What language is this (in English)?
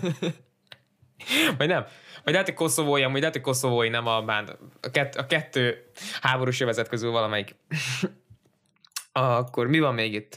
Hungarian